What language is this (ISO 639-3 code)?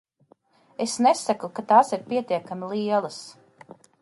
lav